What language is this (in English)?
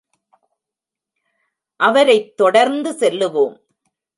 Tamil